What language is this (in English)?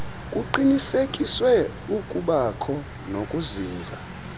Xhosa